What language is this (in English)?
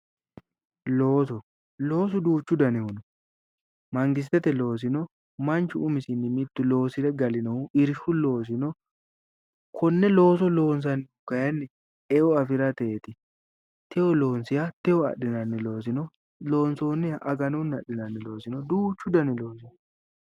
Sidamo